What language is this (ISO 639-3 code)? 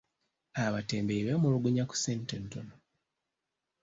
lug